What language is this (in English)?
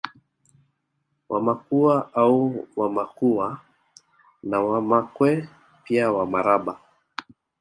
Swahili